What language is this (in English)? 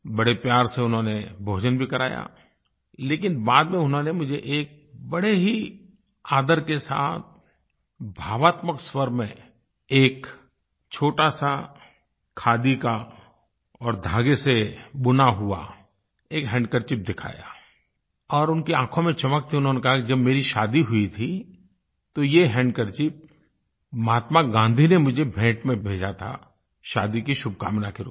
Hindi